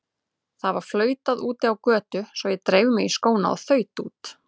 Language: Icelandic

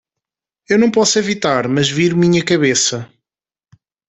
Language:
Portuguese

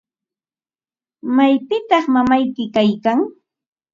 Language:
Ambo-Pasco Quechua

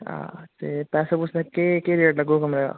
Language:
Dogri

